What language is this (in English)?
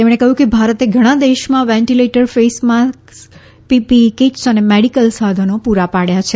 Gujarati